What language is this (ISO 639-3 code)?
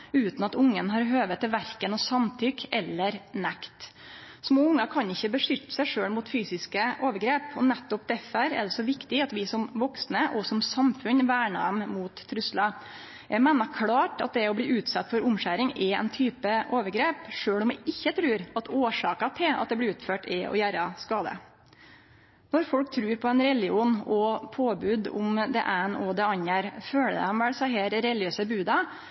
nno